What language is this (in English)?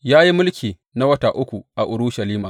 Hausa